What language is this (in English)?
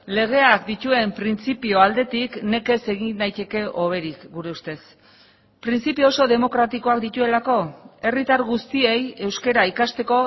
Basque